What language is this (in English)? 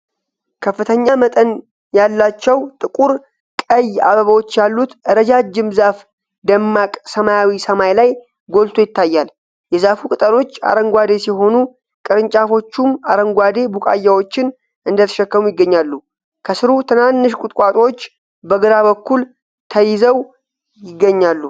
Amharic